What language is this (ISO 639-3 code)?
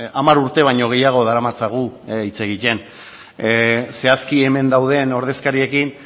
eus